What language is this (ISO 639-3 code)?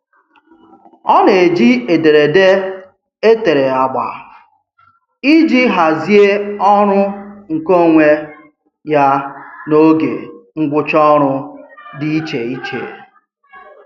ibo